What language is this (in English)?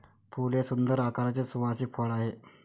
Marathi